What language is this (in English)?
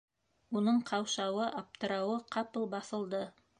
Bashkir